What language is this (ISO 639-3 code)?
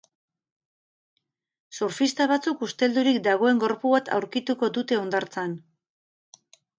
eus